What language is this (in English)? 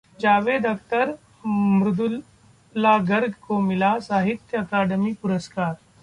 Hindi